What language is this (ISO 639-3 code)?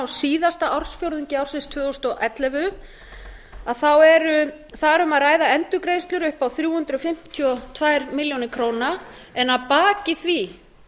isl